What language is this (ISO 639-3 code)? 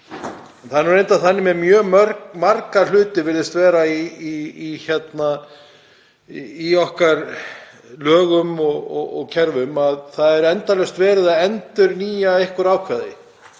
isl